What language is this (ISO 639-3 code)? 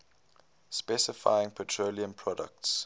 eng